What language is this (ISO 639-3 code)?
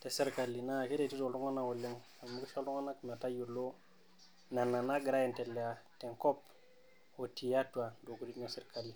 mas